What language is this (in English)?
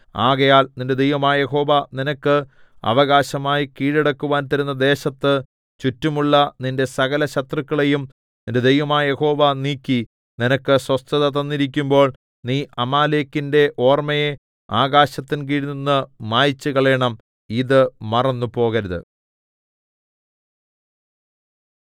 Malayalam